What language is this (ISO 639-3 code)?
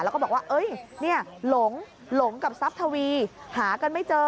tha